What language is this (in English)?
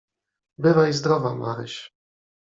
Polish